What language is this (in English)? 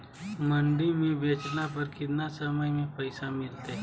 Magahi